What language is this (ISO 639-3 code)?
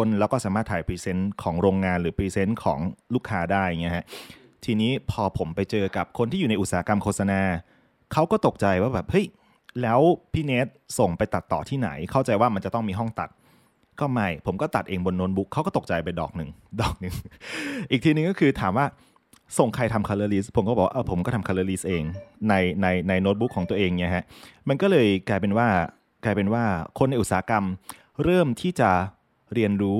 tha